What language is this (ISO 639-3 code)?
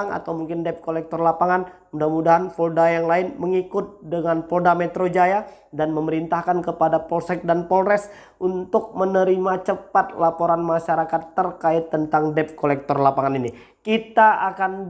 ind